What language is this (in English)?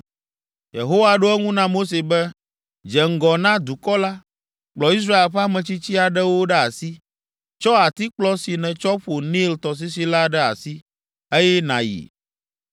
Ewe